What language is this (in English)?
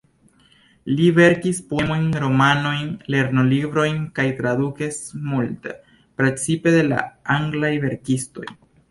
Esperanto